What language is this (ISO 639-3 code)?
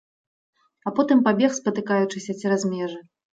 bel